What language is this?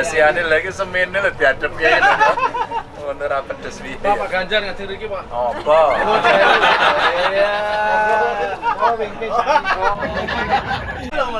Indonesian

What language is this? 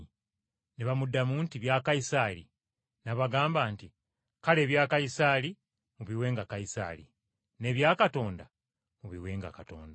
Ganda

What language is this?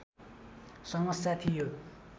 Nepali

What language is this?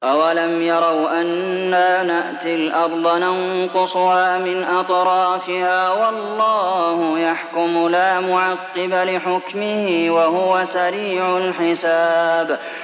Arabic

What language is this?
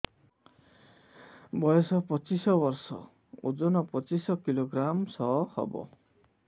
Odia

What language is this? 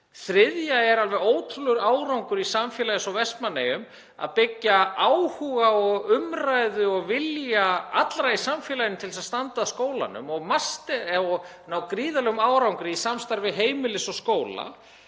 Icelandic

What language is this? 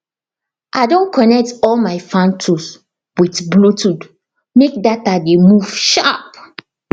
Nigerian Pidgin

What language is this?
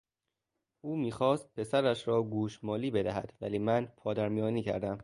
Persian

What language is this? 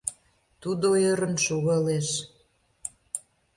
Mari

